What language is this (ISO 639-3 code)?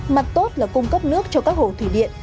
vie